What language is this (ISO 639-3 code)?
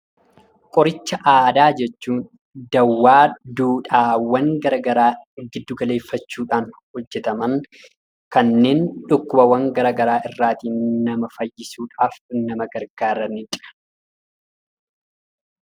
orm